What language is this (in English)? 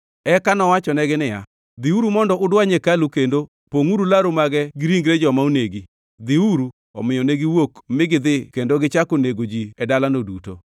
Luo (Kenya and Tanzania)